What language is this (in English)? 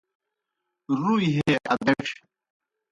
Kohistani Shina